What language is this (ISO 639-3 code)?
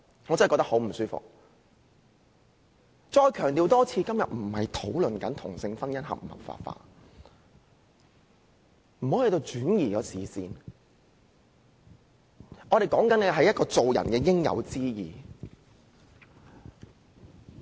yue